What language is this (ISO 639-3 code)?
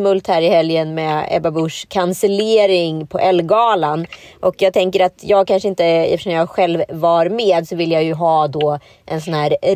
swe